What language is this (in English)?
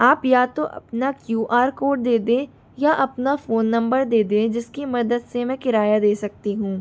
Hindi